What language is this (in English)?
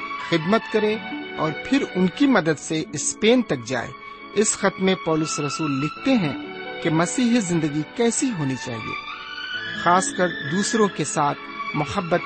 Urdu